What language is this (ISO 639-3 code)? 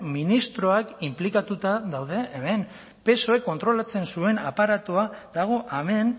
eus